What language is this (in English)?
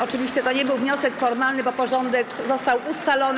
Polish